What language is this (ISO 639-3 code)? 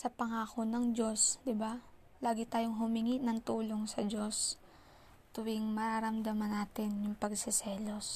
fil